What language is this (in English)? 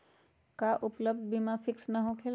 Magahi